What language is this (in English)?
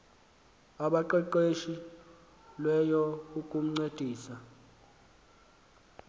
Xhosa